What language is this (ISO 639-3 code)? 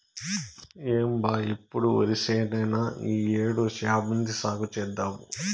tel